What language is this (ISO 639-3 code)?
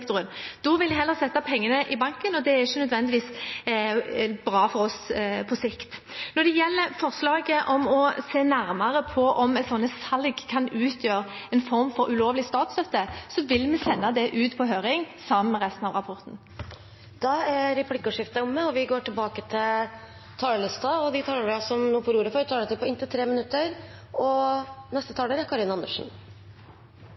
nob